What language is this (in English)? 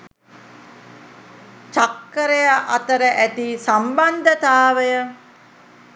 Sinhala